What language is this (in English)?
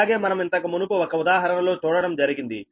Telugu